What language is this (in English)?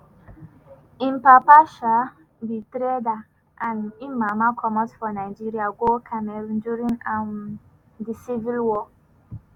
Nigerian Pidgin